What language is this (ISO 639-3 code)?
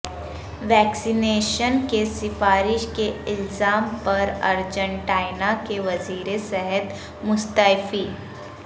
urd